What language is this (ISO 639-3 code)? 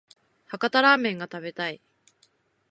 jpn